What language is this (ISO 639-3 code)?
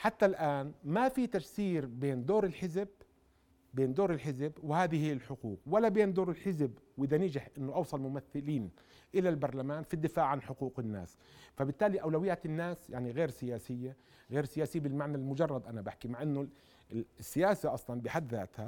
ara